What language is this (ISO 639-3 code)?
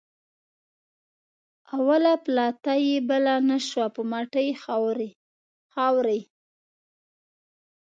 pus